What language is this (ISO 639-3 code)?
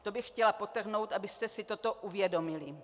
ces